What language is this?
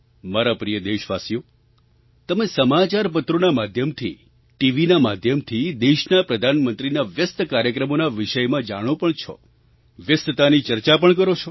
Gujarati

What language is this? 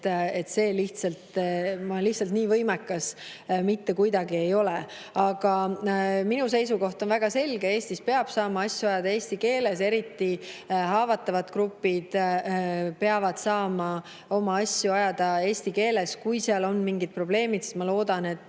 Estonian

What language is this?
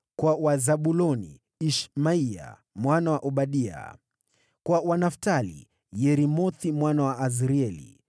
Swahili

